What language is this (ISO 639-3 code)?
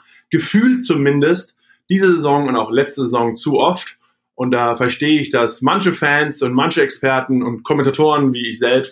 deu